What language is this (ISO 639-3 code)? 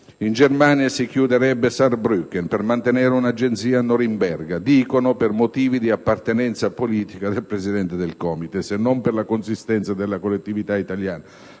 ita